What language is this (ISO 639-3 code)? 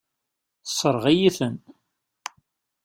kab